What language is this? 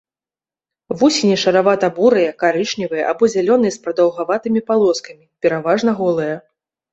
Belarusian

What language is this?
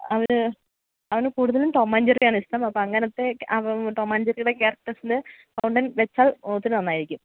Malayalam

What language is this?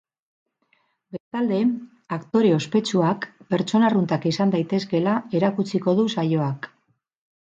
Basque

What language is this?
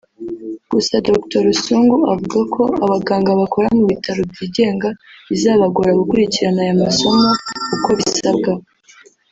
Kinyarwanda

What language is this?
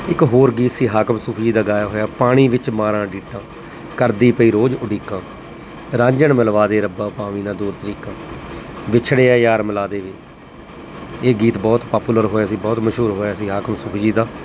Punjabi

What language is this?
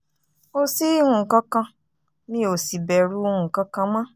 Yoruba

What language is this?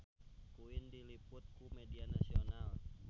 Sundanese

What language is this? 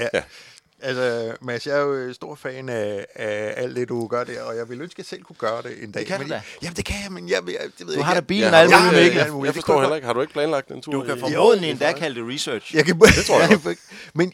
Danish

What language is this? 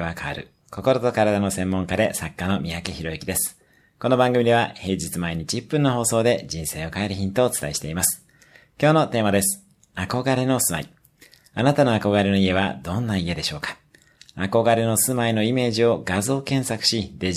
Japanese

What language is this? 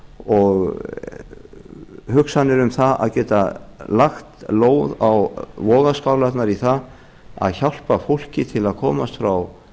Icelandic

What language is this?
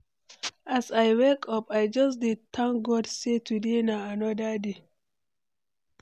Nigerian Pidgin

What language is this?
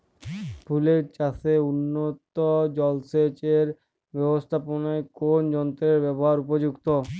Bangla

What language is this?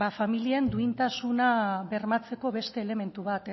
Basque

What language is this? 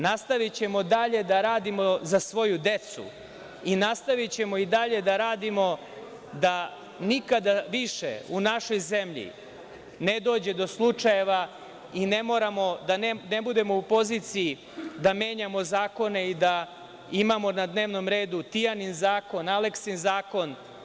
Serbian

